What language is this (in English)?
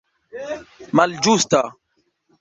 Esperanto